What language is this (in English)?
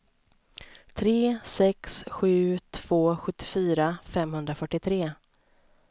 Swedish